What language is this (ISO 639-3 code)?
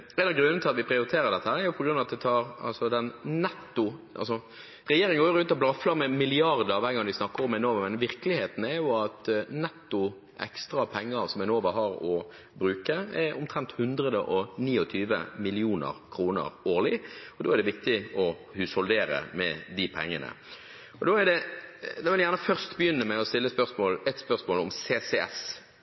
nob